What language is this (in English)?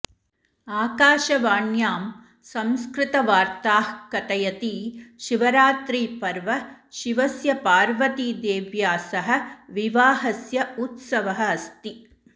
Sanskrit